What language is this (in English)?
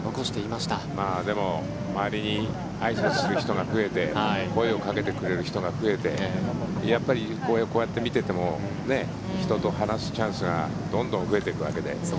Japanese